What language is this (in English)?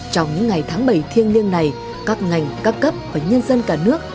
Vietnamese